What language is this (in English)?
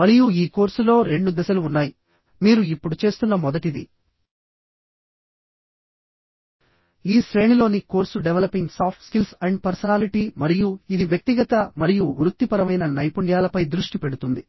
Telugu